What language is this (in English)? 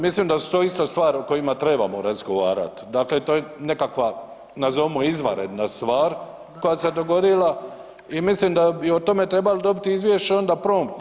Croatian